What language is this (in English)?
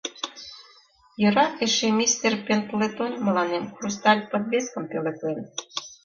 Mari